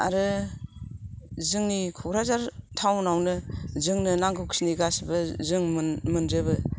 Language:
Bodo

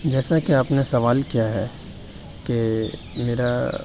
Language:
Urdu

